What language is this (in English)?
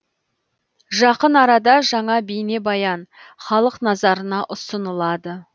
Kazakh